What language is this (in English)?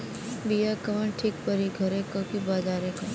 Bhojpuri